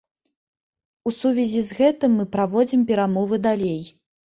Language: Belarusian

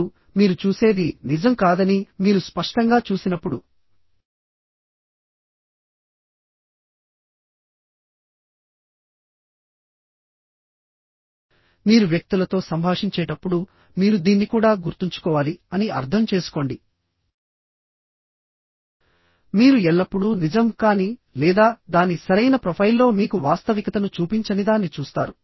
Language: Telugu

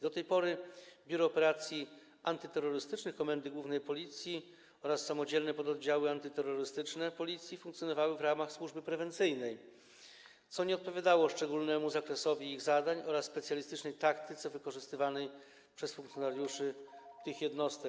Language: Polish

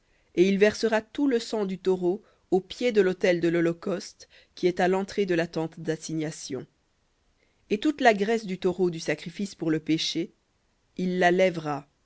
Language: French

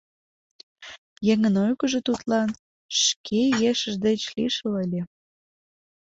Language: Mari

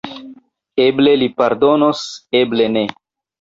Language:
Esperanto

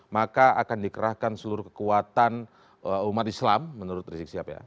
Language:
Indonesian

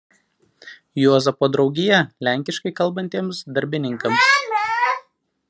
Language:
Lithuanian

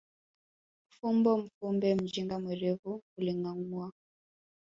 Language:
Swahili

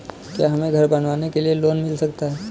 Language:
Hindi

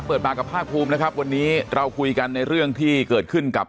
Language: Thai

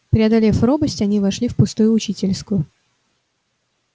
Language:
Russian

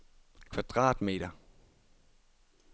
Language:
Danish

